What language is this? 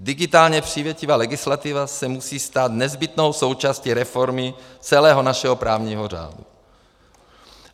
Czech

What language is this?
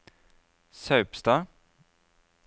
Norwegian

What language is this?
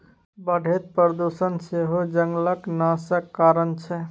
Maithili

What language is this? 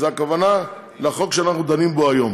Hebrew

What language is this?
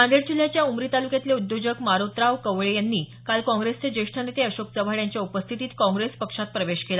Marathi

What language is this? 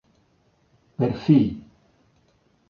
Galician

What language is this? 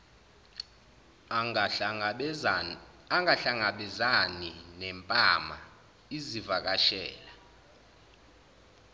Zulu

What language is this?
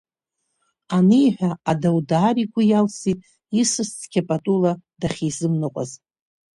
Abkhazian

